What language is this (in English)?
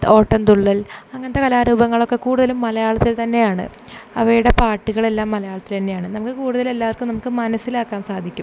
Malayalam